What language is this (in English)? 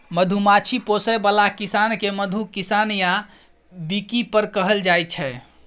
Maithili